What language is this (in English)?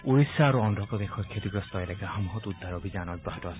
Assamese